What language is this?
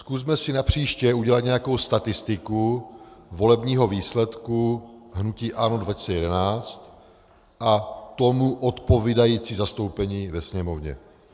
Czech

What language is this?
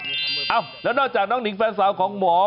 Thai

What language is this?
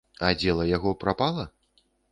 Belarusian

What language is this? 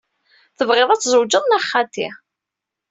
Kabyle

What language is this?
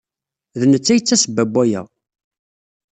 Kabyle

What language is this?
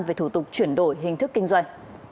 Vietnamese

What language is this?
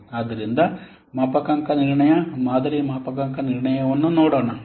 Kannada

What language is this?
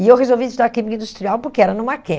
Portuguese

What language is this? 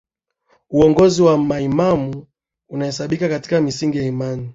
Swahili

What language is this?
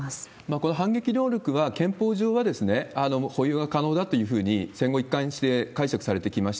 Japanese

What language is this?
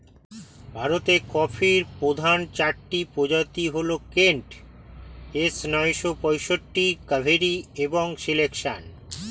Bangla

